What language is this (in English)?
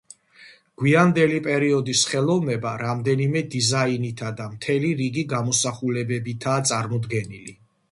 Georgian